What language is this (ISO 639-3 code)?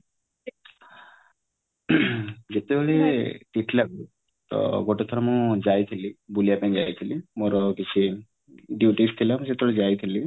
ori